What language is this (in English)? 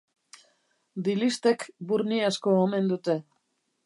Basque